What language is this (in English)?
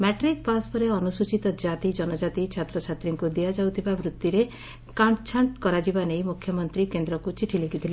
Odia